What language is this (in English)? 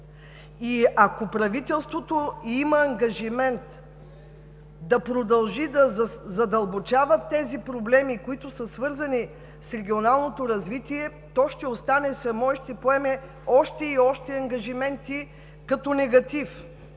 Bulgarian